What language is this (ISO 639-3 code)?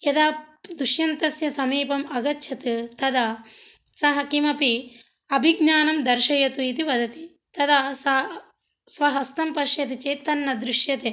san